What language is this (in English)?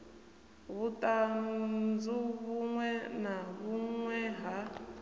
Venda